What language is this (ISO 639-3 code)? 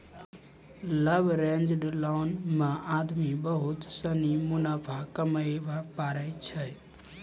mai